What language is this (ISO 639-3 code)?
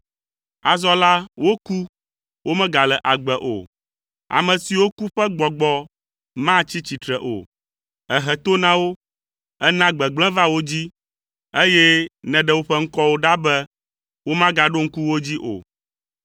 ewe